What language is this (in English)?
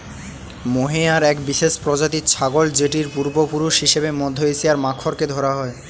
Bangla